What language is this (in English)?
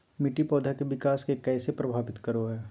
Magahi